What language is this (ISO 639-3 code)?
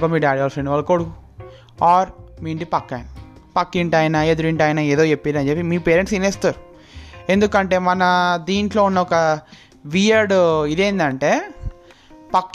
tel